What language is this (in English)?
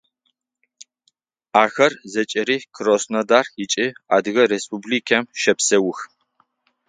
Adyghe